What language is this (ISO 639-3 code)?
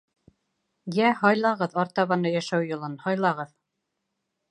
bak